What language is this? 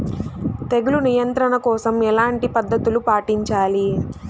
Telugu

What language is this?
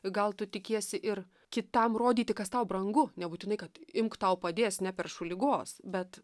Lithuanian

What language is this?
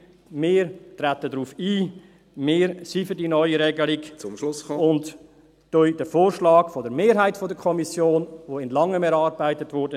Swiss German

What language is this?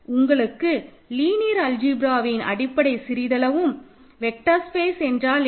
Tamil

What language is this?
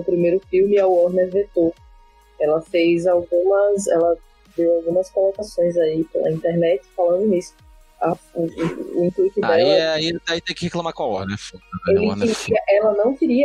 Portuguese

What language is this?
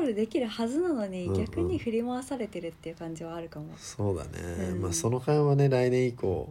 Japanese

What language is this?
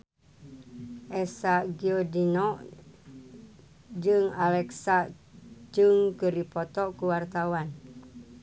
Sundanese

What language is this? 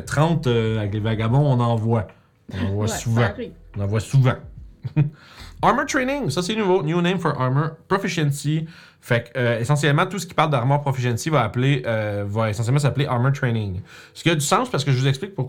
French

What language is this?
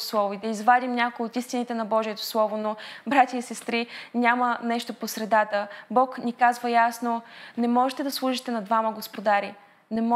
Bulgarian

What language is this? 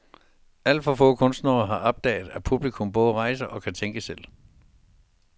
Danish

